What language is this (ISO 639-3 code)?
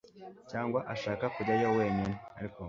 kin